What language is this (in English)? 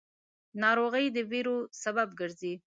Pashto